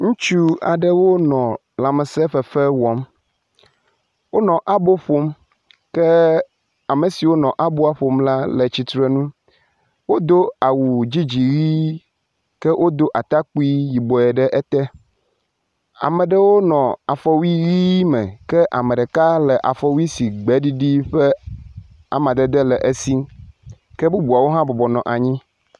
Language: Ewe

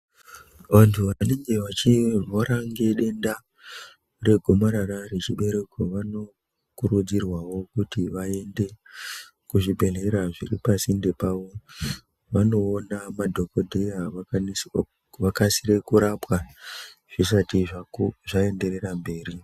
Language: Ndau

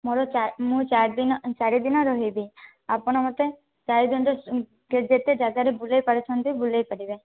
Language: Odia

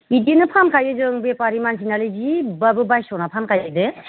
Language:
Bodo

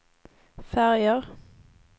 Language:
Swedish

